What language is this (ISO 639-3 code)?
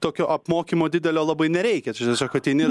lit